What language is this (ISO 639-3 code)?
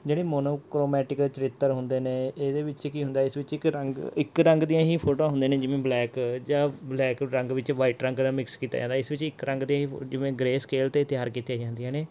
pan